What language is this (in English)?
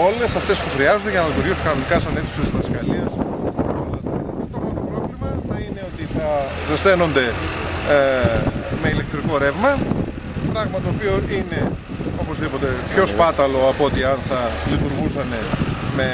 Greek